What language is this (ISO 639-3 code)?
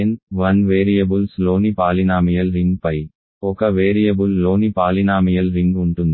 tel